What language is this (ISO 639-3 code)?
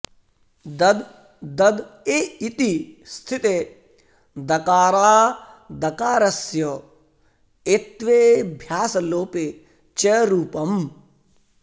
san